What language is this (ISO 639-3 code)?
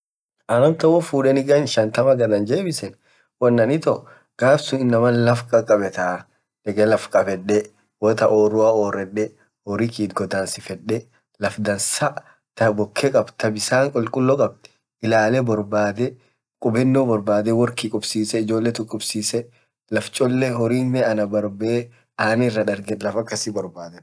orc